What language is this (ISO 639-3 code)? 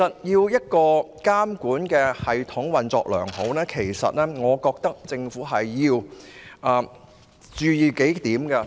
yue